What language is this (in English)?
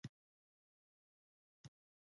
Pashto